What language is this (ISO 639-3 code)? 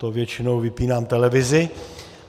ces